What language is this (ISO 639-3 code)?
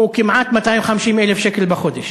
heb